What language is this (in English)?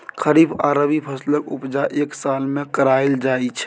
Maithili